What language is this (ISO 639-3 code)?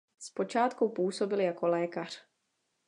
ces